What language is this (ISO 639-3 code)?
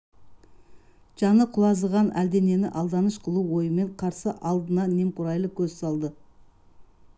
kaz